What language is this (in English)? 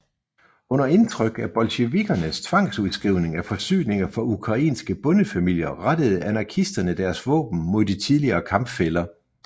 Danish